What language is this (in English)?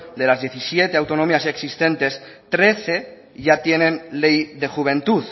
Spanish